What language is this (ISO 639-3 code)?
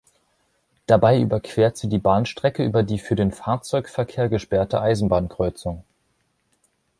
deu